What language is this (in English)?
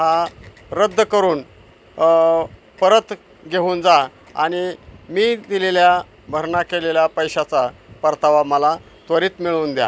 Marathi